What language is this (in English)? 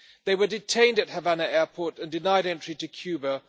English